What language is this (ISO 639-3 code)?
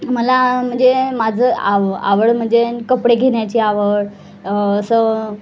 mar